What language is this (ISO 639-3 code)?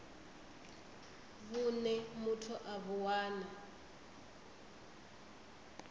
ven